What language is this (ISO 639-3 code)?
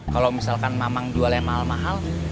ind